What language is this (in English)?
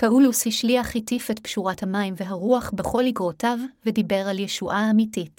Hebrew